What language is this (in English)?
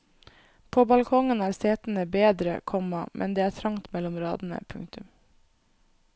Norwegian